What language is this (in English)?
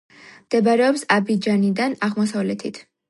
Georgian